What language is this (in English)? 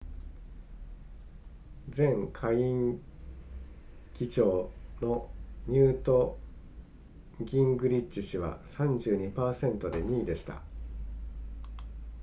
Japanese